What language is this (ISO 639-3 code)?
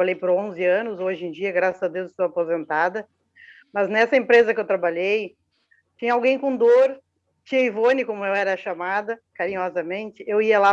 por